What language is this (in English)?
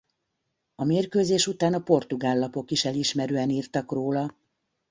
Hungarian